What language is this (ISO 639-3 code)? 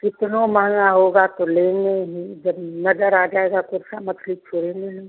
hin